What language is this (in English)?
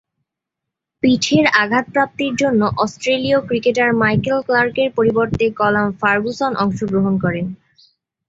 Bangla